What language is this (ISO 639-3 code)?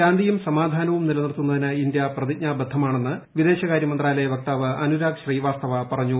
mal